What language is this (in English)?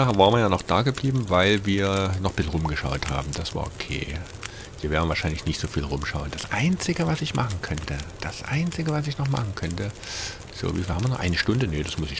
German